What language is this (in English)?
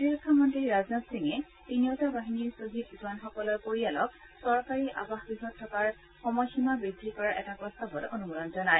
Assamese